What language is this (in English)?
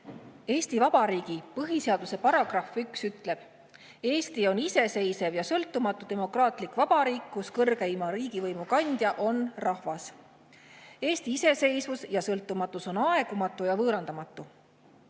Estonian